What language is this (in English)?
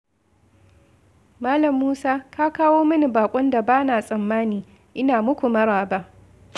Hausa